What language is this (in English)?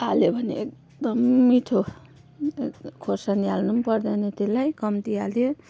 Nepali